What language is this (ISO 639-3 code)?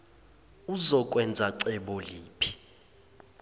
zul